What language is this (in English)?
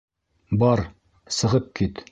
Bashkir